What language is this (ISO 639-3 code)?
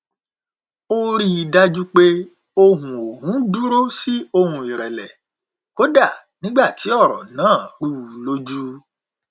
yor